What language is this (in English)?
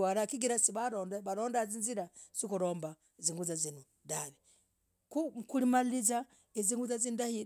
Logooli